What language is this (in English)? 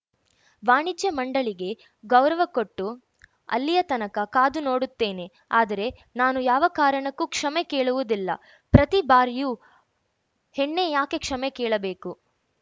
Kannada